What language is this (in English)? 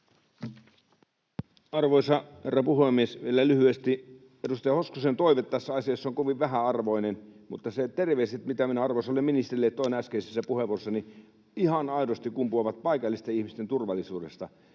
Finnish